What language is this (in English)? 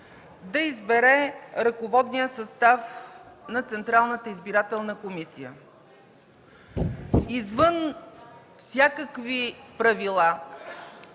Bulgarian